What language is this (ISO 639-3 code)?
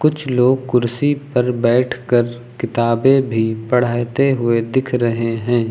hin